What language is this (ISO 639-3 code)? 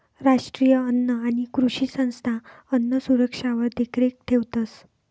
mar